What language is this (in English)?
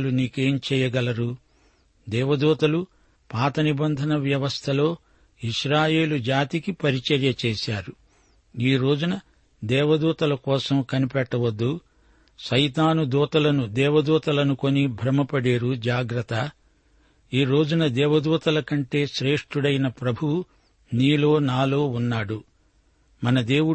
Telugu